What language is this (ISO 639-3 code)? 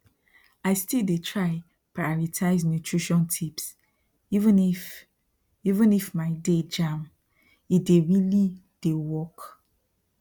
pcm